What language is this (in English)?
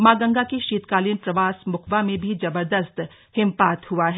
Hindi